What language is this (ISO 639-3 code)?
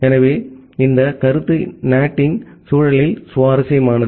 tam